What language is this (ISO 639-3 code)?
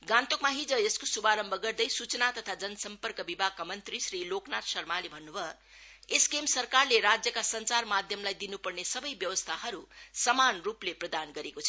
nep